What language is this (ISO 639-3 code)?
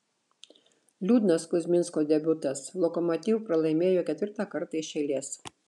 lit